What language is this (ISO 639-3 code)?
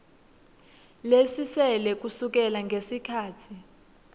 ssw